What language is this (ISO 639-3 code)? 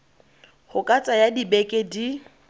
tsn